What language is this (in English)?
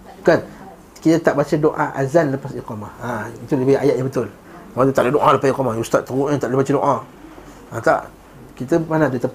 Malay